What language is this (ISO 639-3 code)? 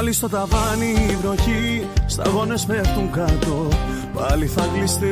ell